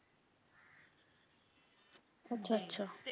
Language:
Punjabi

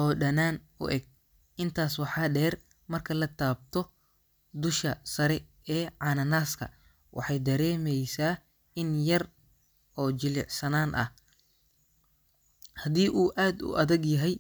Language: Somali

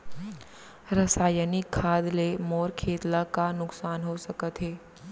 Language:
Chhattisgarhi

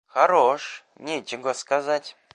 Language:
Russian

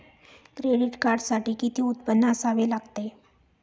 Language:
Marathi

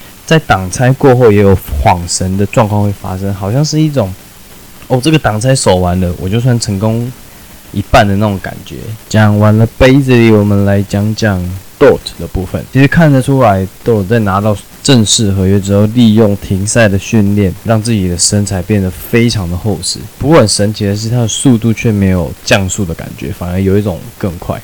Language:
Chinese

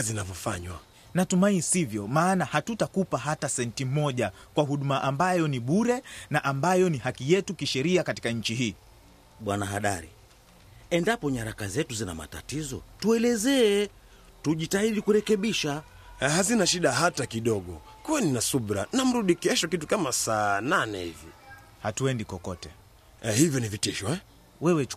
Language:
Swahili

